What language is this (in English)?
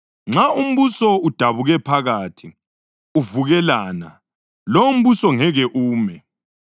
North Ndebele